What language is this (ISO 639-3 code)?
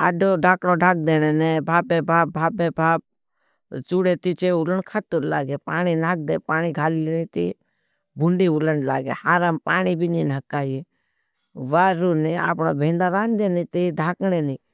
bhb